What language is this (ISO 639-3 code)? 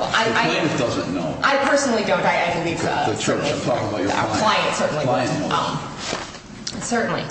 eng